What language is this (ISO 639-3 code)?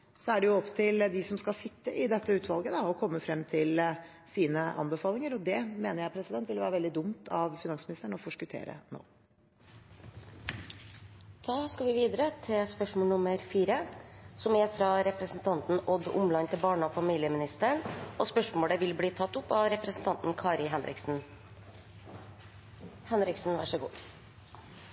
nob